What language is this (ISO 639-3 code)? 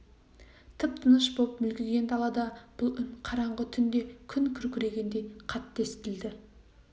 kaz